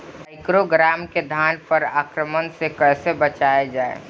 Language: Bhojpuri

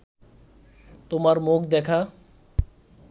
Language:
Bangla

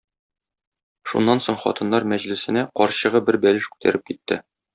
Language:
Tatar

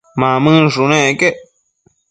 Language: Matsés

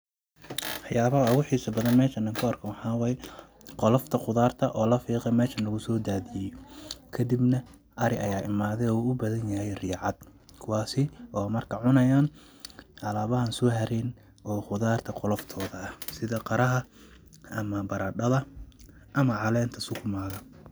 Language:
Somali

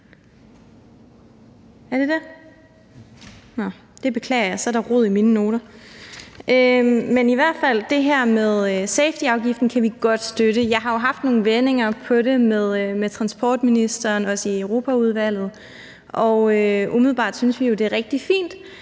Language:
Danish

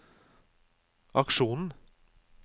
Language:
Norwegian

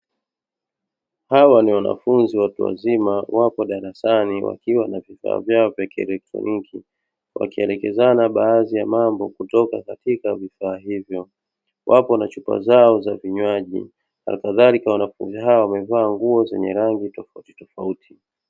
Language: Swahili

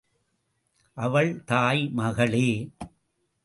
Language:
Tamil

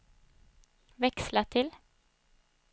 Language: Swedish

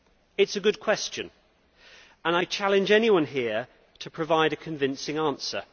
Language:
English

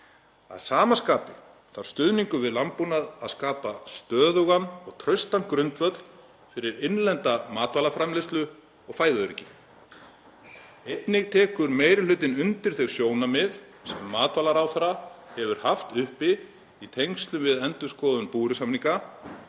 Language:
Icelandic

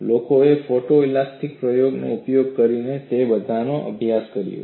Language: Gujarati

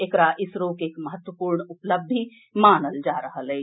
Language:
Maithili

